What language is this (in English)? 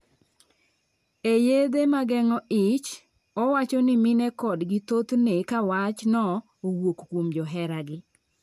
Luo (Kenya and Tanzania)